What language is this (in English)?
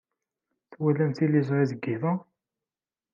Kabyle